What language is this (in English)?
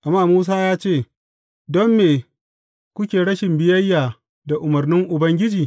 Hausa